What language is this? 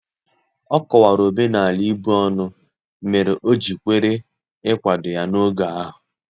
Igbo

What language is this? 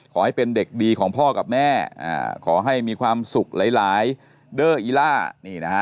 Thai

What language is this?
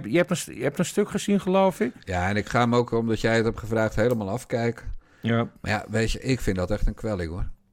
Dutch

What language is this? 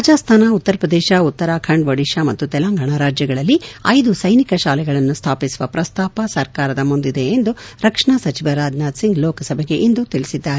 Kannada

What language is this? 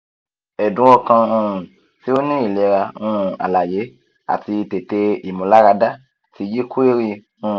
Yoruba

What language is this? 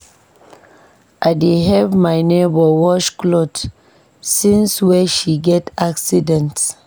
Nigerian Pidgin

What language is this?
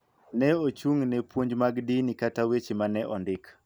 Luo (Kenya and Tanzania)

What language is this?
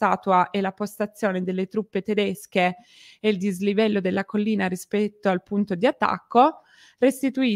Italian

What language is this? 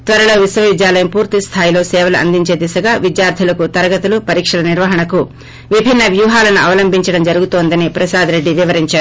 Telugu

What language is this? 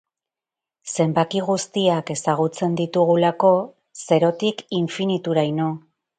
Basque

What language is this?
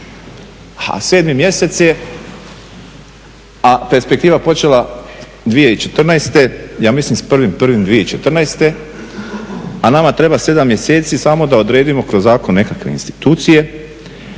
Croatian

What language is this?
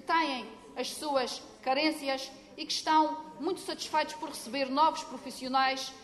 Portuguese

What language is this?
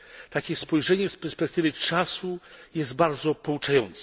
Polish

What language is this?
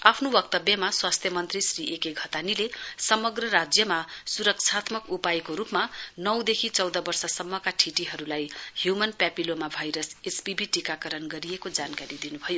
Nepali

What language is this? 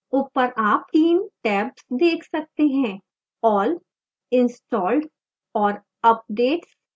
Hindi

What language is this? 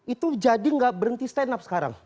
Indonesian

